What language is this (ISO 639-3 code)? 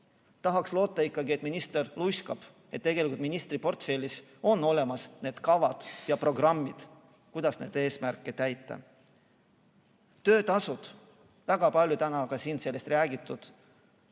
est